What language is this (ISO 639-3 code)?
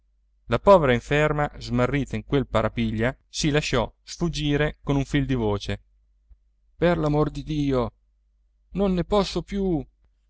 ita